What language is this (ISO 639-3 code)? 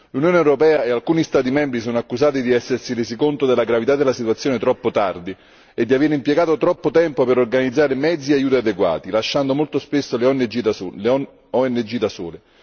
ita